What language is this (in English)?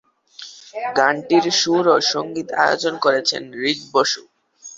Bangla